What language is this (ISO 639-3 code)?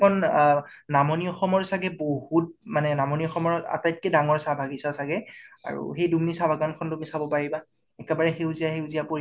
asm